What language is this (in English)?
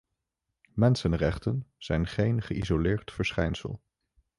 Dutch